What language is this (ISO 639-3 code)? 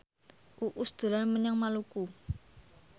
jav